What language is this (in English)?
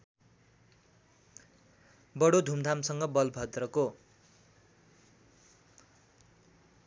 Nepali